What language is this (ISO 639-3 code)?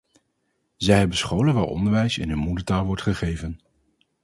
nld